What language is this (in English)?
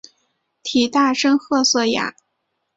Chinese